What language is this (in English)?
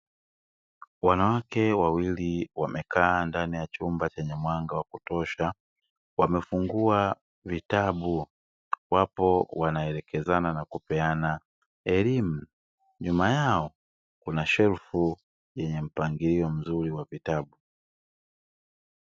Swahili